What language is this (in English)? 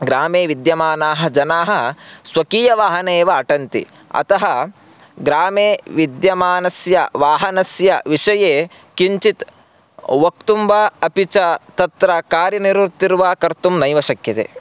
Sanskrit